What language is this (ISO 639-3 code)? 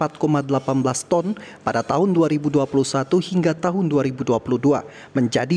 ind